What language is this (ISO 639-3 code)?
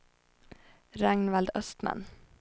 swe